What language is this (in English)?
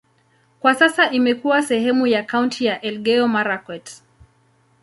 Swahili